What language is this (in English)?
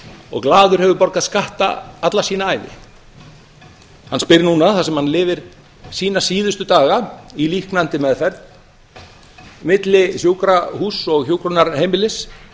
Icelandic